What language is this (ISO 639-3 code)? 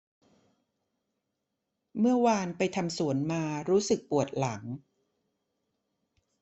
tha